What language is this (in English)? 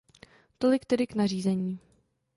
Czech